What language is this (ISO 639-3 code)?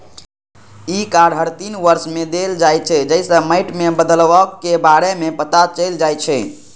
mai